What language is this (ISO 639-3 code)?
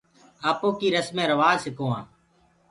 ggg